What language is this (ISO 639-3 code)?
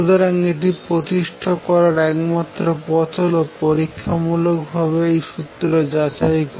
ben